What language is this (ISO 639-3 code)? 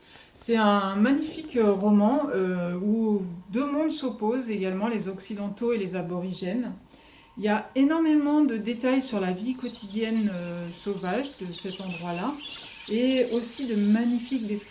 fra